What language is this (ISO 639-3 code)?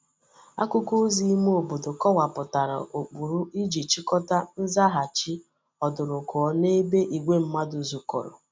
ibo